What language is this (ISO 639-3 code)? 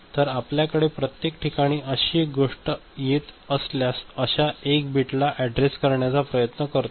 mar